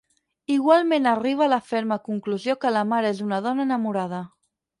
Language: Catalan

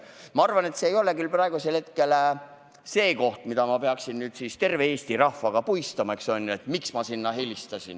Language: Estonian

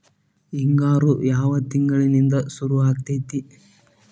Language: Kannada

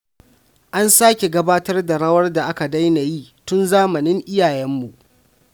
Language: Hausa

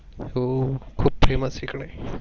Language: Marathi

